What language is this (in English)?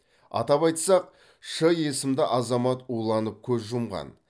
Kazakh